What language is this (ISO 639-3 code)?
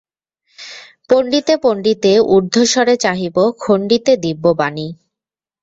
ben